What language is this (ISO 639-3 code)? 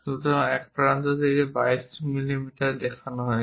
ben